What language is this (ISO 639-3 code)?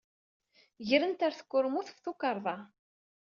kab